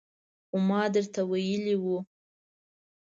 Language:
Pashto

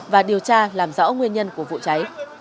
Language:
Vietnamese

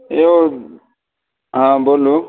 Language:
Maithili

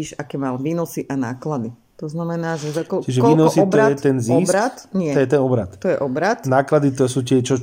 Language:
Slovak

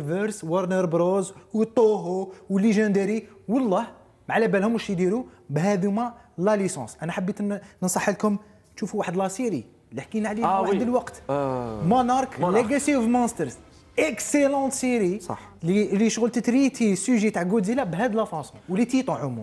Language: Arabic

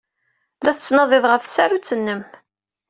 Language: Kabyle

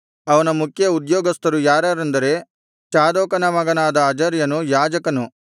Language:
Kannada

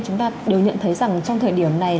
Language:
Vietnamese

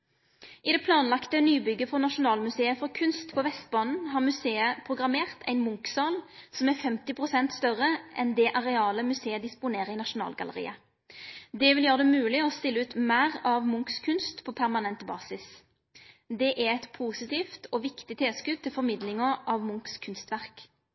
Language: Norwegian Nynorsk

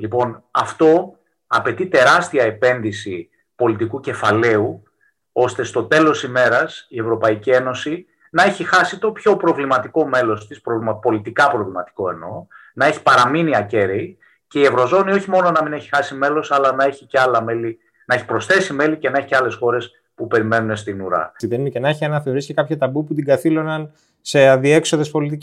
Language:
Greek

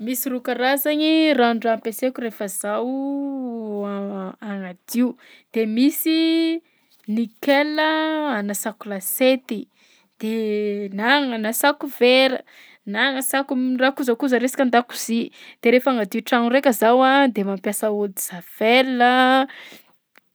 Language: Southern Betsimisaraka Malagasy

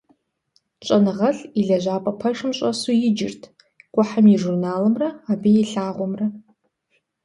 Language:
Kabardian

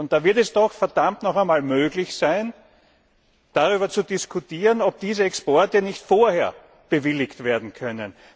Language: German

